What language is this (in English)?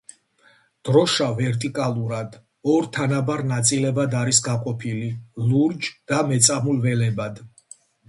Georgian